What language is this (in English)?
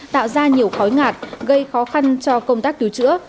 Vietnamese